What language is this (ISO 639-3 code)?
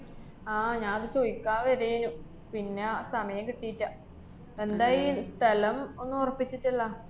mal